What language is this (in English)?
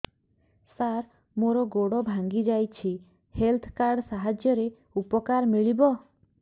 Odia